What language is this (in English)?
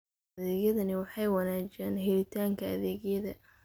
Somali